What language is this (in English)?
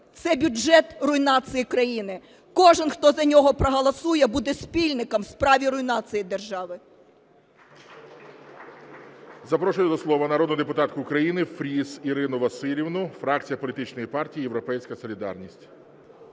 Ukrainian